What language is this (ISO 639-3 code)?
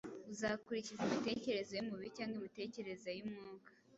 kin